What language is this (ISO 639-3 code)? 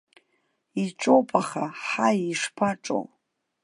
abk